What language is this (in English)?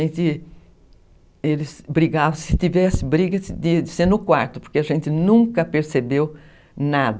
Portuguese